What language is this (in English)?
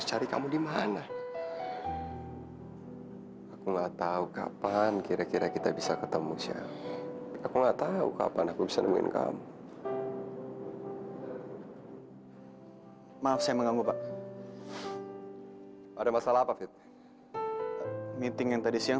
Indonesian